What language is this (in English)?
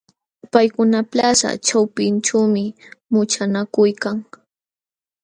Jauja Wanca Quechua